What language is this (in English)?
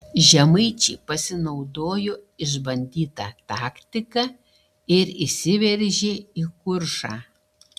Lithuanian